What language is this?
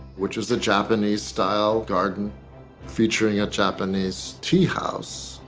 English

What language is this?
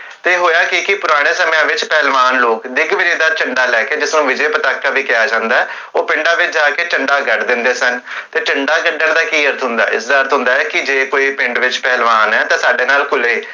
Punjabi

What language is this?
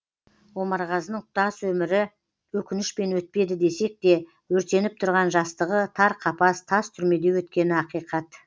Kazakh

